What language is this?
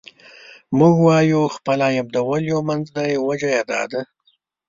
Pashto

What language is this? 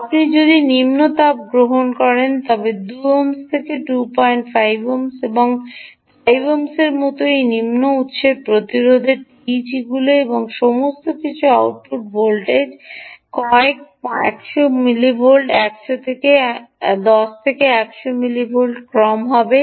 Bangla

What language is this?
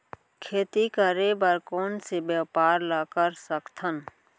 Chhattisgarhi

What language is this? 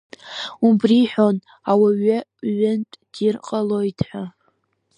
Abkhazian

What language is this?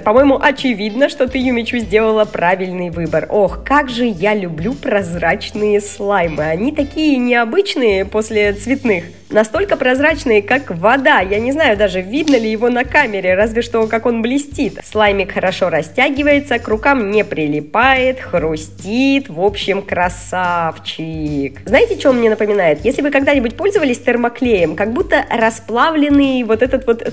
Russian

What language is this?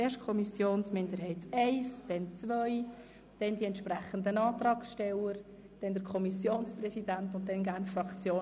Swiss German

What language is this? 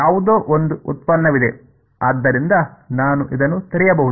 Kannada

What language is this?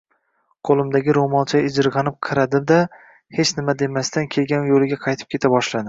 Uzbek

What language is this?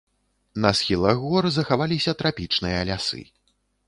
Belarusian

